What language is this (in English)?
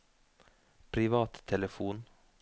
Norwegian